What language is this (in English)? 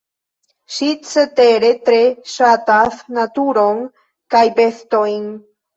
Esperanto